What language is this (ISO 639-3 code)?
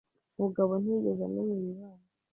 kin